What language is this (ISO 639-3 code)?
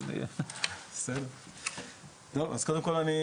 heb